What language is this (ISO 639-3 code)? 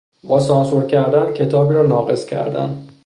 fas